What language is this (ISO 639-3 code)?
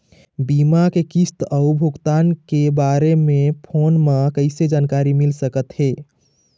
hne